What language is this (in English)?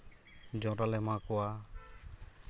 Santali